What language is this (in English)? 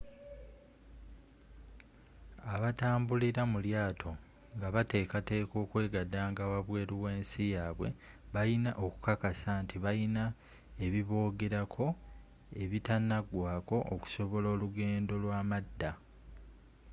Ganda